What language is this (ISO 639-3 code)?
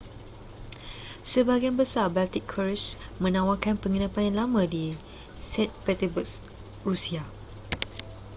msa